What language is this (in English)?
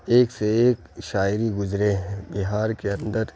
Urdu